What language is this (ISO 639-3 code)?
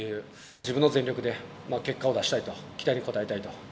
jpn